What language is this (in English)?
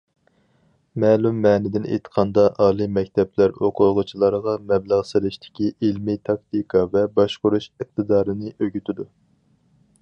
Uyghur